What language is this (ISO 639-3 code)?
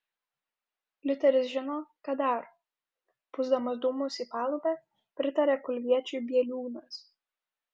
lit